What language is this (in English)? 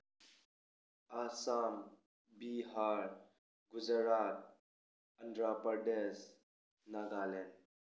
Manipuri